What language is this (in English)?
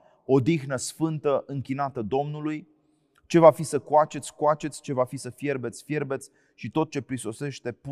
Romanian